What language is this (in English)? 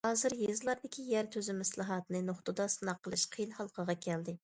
Uyghur